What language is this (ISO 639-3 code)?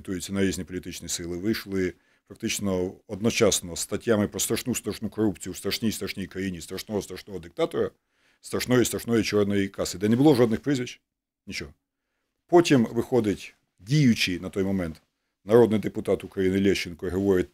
ukr